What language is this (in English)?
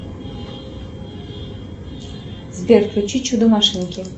Russian